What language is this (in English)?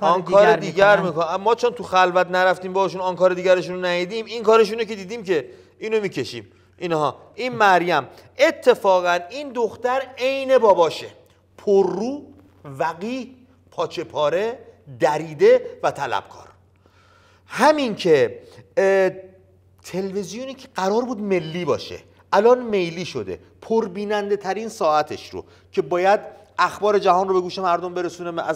Persian